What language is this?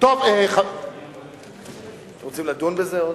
Hebrew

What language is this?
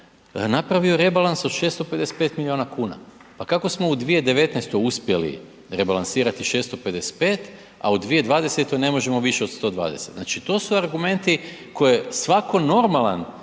Croatian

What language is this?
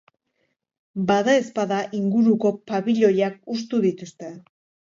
Basque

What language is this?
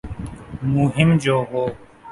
Urdu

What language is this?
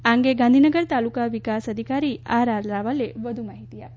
Gujarati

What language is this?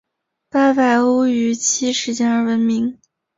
Chinese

